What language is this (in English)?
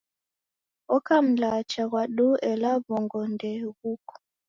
Taita